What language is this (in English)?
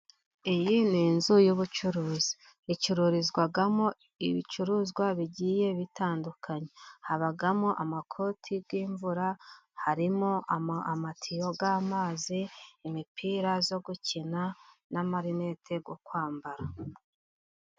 Kinyarwanda